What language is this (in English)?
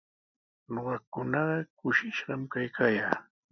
Sihuas Ancash Quechua